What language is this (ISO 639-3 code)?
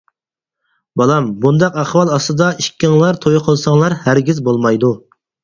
uig